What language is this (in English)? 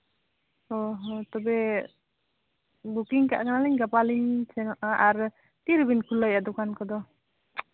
Santali